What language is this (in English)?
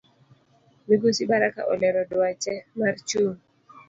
Luo (Kenya and Tanzania)